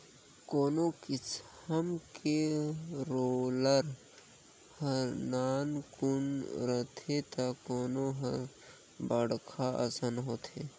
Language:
Chhattisgarhi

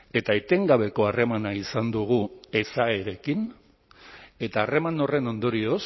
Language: Basque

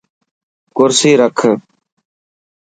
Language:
Dhatki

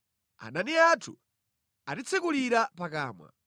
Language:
Nyanja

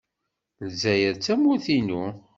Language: Kabyle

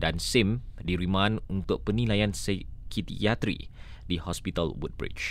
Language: Malay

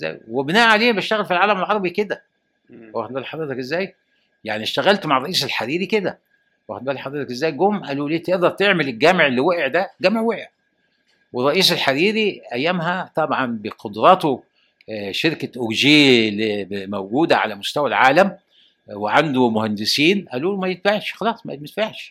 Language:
Arabic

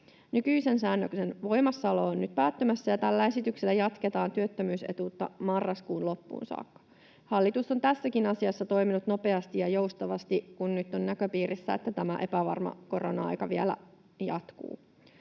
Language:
Finnish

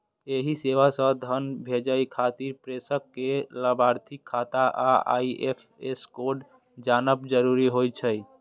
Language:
Maithili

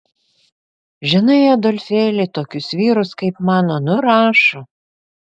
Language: Lithuanian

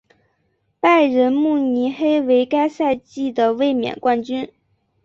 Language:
Chinese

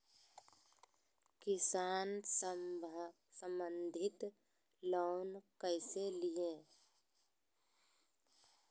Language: Magahi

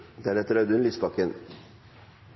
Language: Norwegian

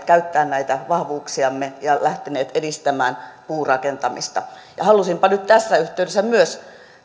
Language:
Finnish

